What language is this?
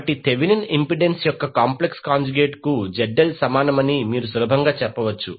Telugu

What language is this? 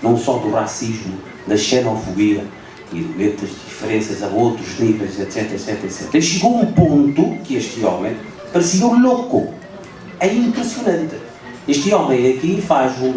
Portuguese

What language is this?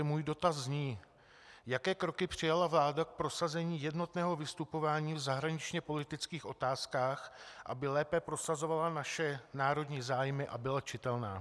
Czech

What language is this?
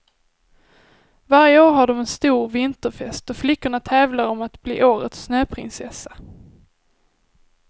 Swedish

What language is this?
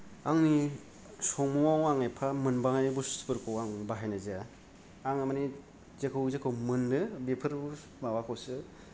Bodo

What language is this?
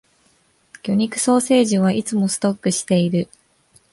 Japanese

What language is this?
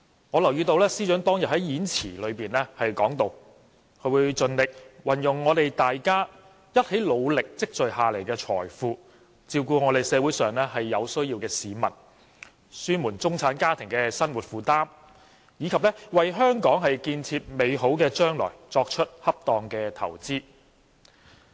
Cantonese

